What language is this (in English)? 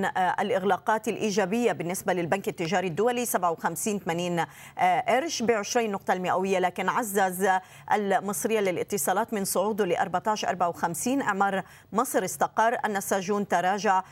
Arabic